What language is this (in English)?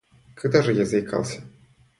Russian